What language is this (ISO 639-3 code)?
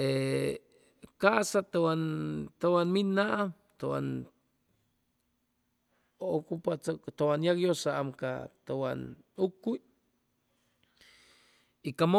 zoh